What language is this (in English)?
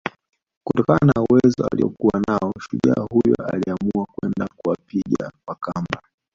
Swahili